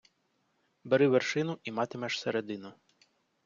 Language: Ukrainian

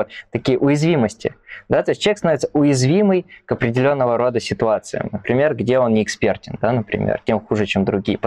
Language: Russian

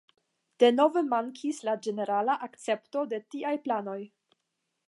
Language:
Esperanto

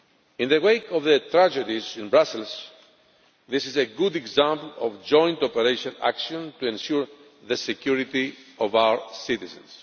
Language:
English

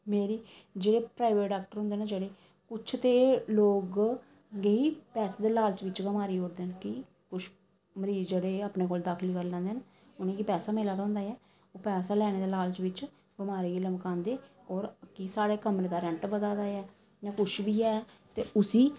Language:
Dogri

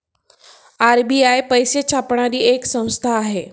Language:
Marathi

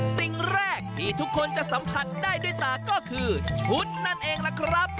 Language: Thai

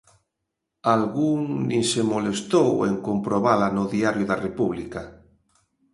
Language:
Galician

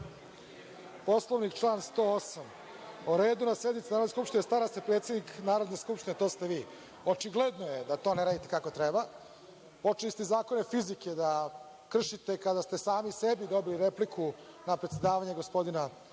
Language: Serbian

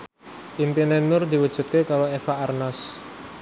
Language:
Javanese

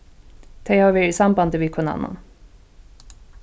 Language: Faroese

